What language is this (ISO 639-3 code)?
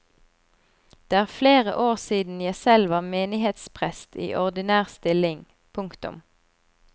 nor